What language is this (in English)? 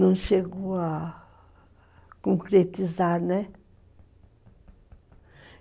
Portuguese